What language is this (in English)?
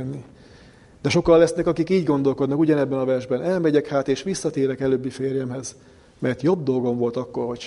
Hungarian